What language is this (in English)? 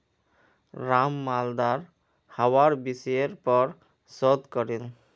Magahi